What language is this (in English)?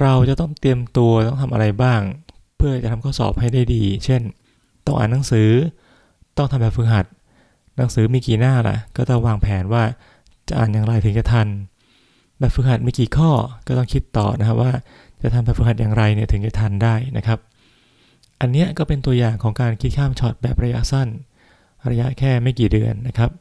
Thai